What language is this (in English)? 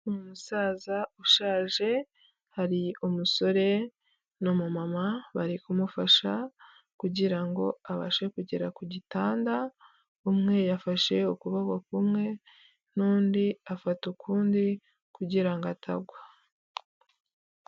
Kinyarwanda